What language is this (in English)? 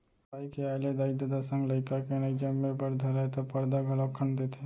Chhattisgarhi